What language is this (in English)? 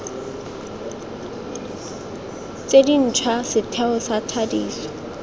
Tswana